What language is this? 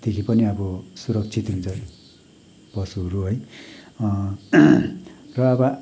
Nepali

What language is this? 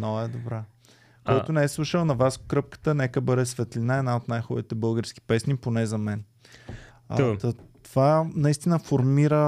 Bulgarian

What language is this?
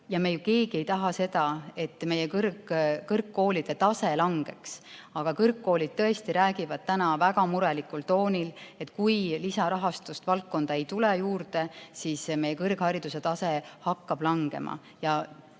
Estonian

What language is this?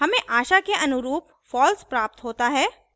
Hindi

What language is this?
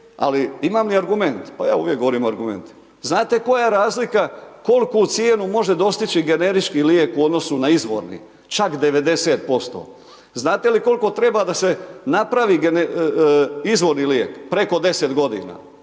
Croatian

